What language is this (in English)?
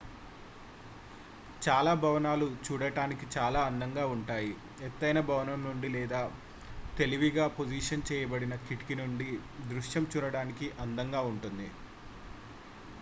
Telugu